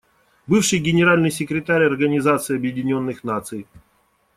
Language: Russian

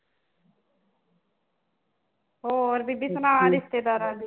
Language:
Punjabi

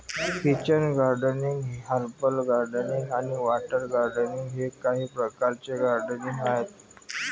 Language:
Marathi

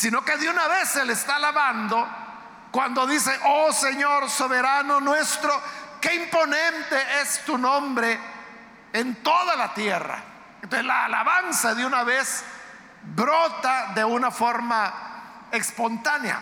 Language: Spanish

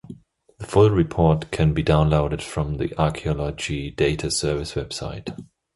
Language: English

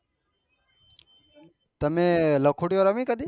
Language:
Gujarati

